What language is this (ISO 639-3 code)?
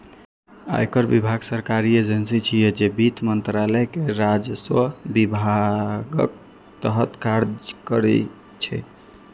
mai